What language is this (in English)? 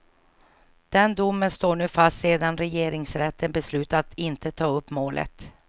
Swedish